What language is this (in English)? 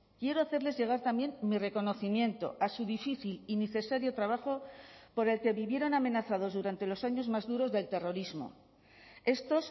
Spanish